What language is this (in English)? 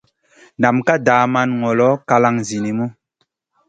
Masana